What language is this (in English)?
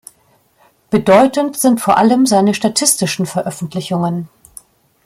German